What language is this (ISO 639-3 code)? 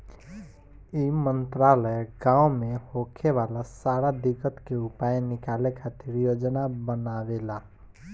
bho